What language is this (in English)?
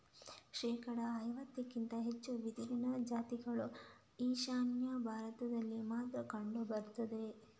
Kannada